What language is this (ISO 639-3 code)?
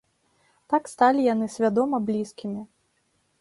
bel